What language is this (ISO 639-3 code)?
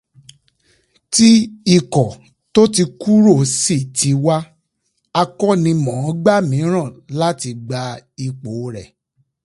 yor